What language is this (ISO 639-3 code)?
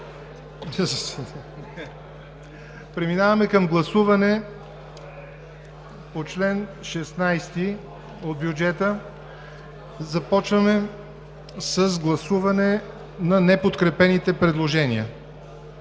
bul